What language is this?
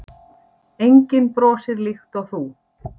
Icelandic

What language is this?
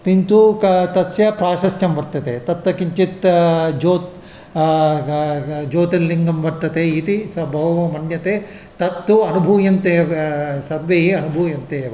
Sanskrit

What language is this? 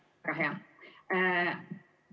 Estonian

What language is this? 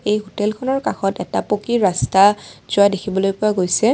Assamese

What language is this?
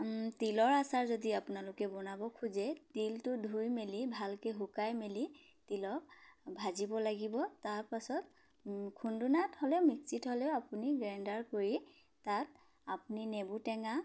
Assamese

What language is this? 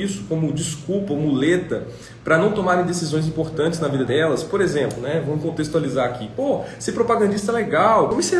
Portuguese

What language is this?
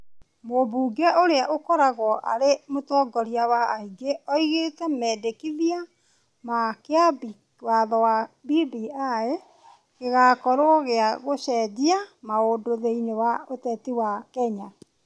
Kikuyu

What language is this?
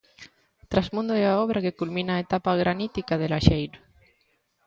Galician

